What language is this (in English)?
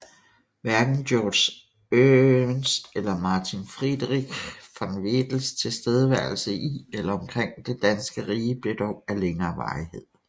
Danish